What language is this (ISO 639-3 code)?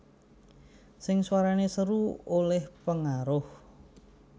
jav